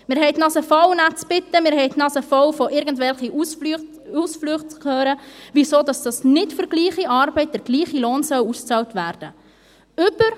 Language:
Swiss German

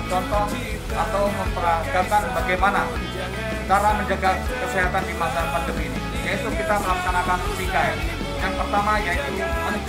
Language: Indonesian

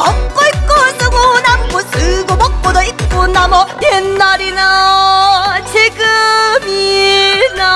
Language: Korean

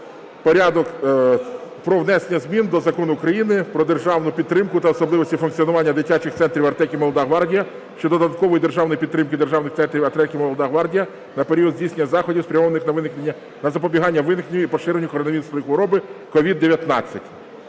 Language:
Ukrainian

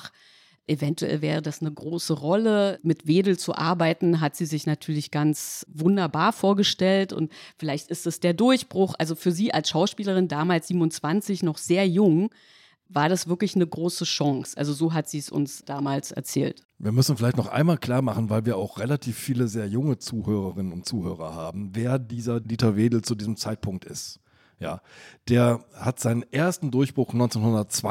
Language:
German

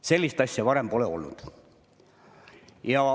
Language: Estonian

